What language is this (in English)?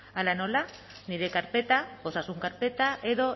Basque